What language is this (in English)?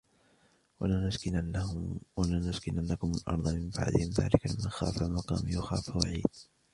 Arabic